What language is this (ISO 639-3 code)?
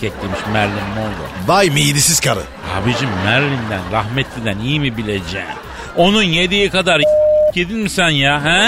tur